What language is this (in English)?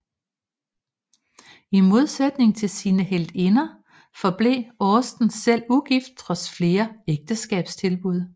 Danish